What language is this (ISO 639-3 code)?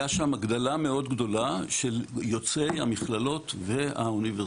heb